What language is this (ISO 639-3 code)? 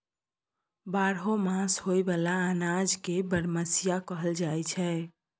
mai